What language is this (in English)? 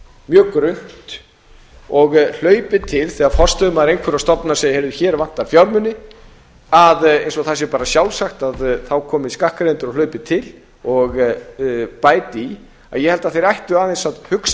Icelandic